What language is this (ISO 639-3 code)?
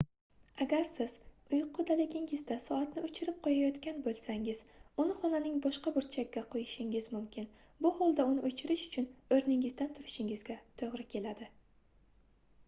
uzb